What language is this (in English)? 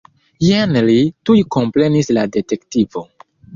Esperanto